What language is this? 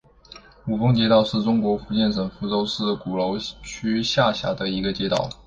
Chinese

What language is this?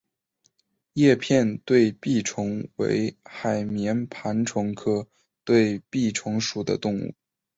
Chinese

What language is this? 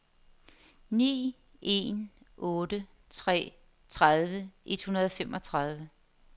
Danish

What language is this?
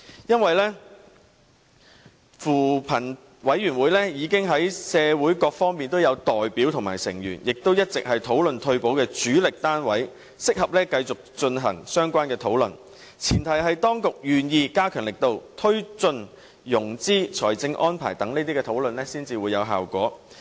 Cantonese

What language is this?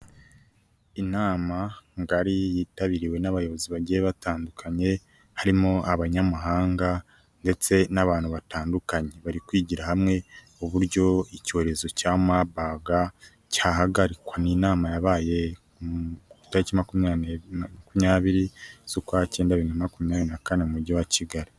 Kinyarwanda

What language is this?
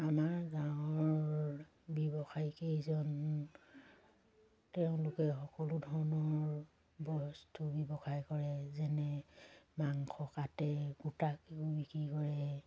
Assamese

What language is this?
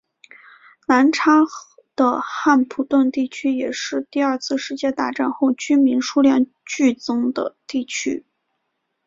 Chinese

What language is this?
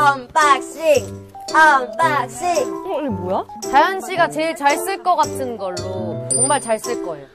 Korean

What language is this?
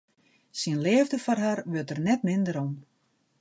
Western Frisian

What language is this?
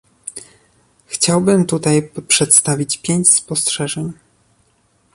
Polish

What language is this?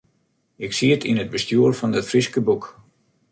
Western Frisian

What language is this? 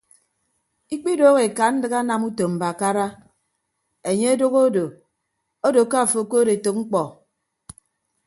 Ibibio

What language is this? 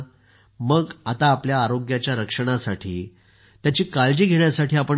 Marathi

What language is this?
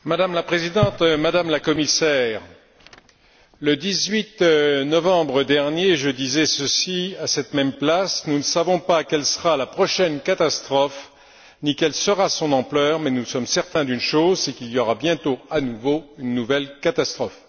French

